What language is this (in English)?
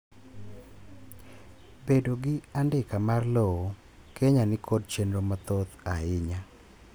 Luo (Kenya and Tanzania)